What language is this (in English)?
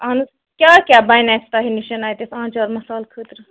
Kashmiri